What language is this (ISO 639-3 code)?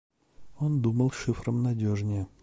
rus